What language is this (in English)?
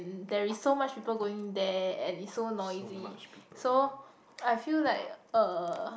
English